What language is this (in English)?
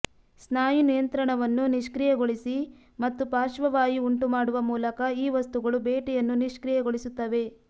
Kannada